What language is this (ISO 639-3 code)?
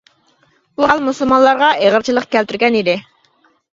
uig